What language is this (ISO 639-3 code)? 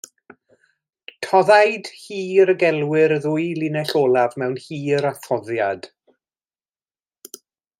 cym